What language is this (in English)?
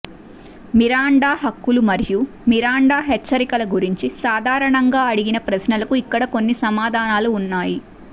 Telugu